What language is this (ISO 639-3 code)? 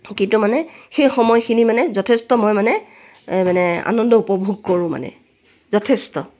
asm